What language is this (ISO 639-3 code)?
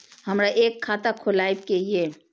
mai